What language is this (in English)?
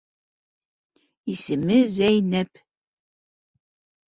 Bashkir